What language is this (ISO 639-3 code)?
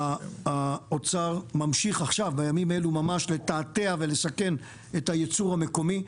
heb